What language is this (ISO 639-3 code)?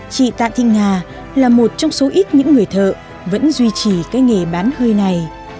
vie